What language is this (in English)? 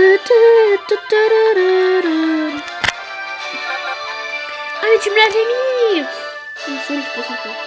French